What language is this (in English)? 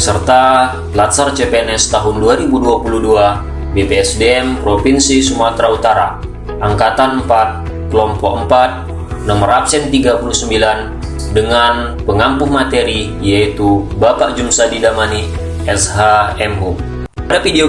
Indonesian